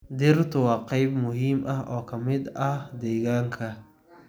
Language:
Somali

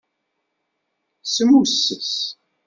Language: Kabyle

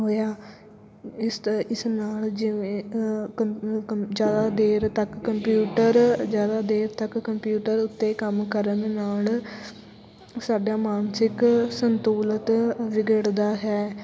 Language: Punjabi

